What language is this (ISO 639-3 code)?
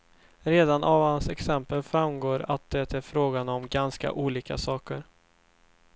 swe